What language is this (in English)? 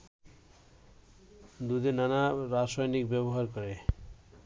Bangla